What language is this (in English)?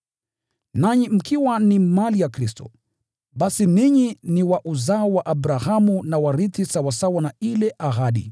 Swahili